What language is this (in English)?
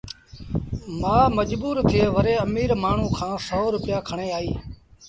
Sindhi Bhil